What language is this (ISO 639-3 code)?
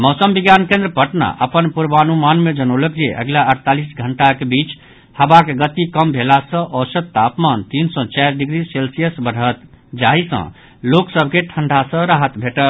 mai